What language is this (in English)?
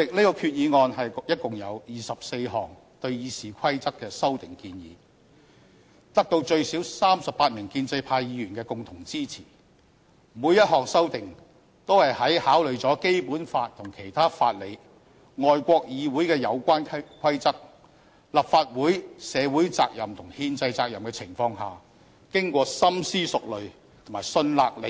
Cantonese